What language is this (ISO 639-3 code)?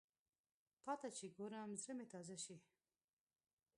pus